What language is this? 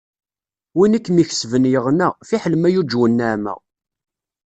Kabyle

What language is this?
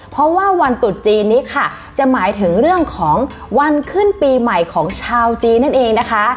Thai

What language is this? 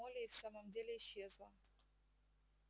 Russian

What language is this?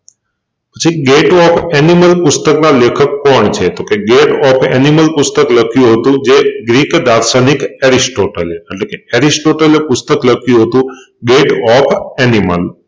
Gujarati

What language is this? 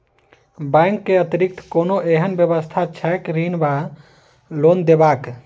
Maithili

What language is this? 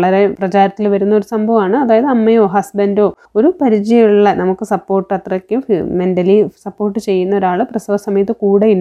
Malayalam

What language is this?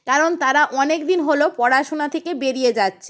Bangla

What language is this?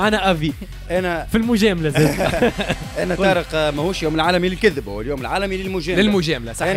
Arabic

